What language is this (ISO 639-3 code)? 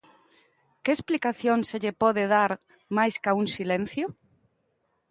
glg